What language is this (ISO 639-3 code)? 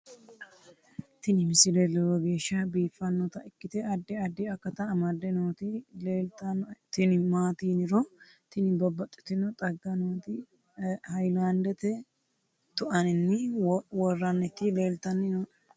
sid